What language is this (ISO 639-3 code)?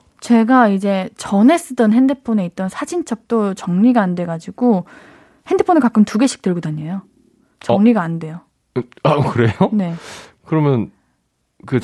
kor